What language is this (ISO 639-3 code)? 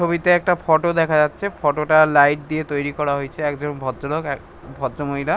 ben